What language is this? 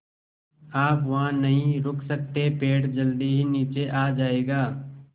Hindi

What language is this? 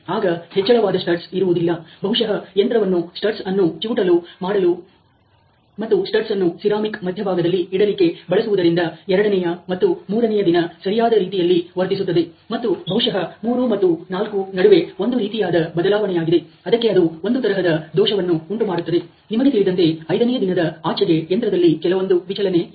Kannada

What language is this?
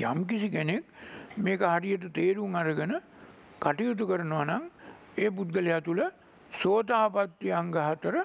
Hindi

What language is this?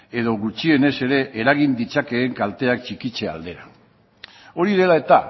Basque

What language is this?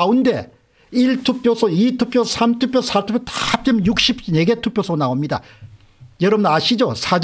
Korean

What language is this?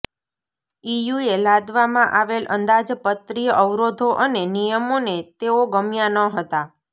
Gujarati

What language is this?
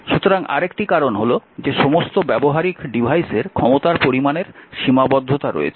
Bangla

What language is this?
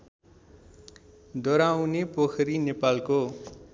Nepali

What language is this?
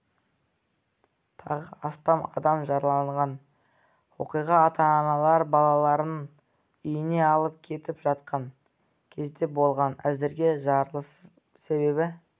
Kazakh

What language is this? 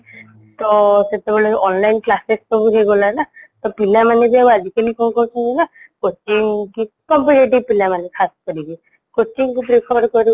Odia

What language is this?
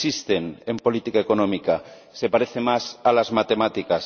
Spanish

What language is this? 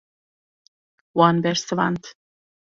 Kurdish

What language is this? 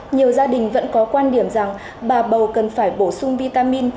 Vietnamese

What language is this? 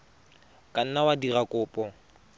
Tswana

